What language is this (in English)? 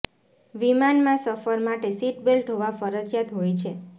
Gujarati